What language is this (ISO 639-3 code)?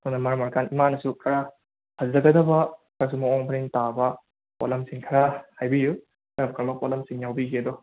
mni